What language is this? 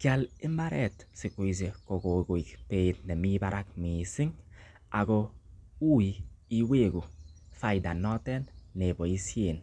Kalenjin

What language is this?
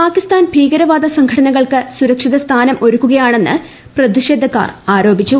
Malayalam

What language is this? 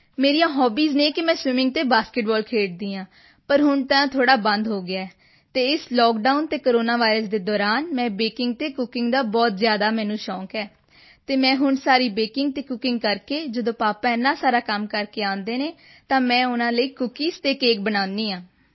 Punjabi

